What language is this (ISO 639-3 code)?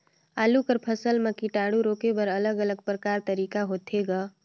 hne